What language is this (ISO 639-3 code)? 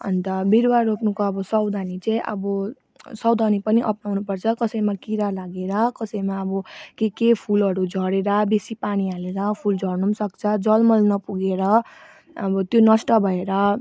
nep